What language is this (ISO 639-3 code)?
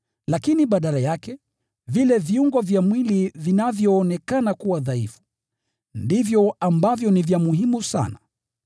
swa